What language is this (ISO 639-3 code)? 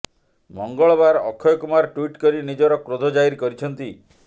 ori